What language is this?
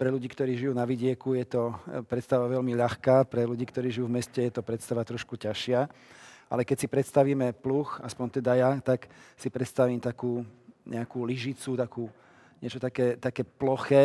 Slovak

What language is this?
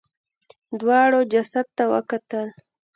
Pashto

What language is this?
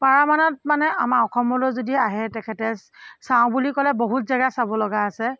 Assamese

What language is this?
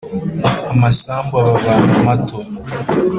Kinyarwanda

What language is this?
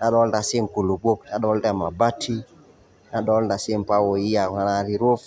Masai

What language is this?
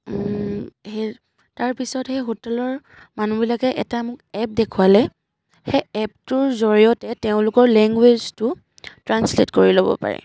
Assamese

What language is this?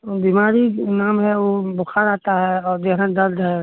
Maithili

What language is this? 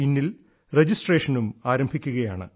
Malayalam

